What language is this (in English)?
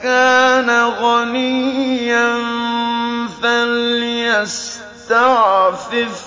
Arabic